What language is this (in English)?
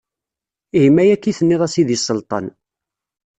Kabyle